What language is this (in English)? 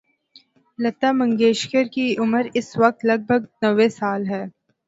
Urdu